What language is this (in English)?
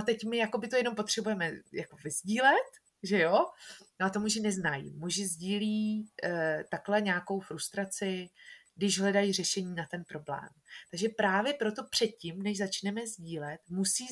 Czech